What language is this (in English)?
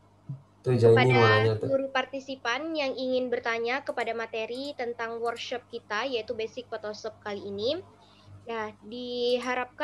Indonesian